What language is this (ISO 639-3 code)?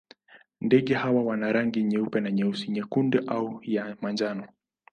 swa